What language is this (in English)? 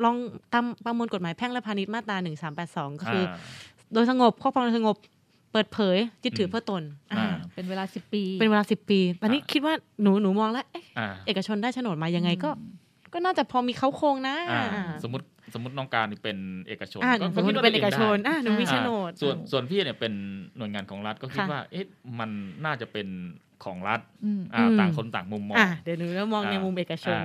Thai